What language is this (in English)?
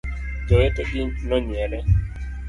Luo (Kenya and Tanzania)